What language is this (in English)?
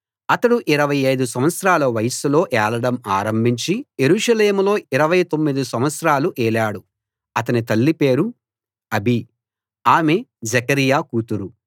Telugu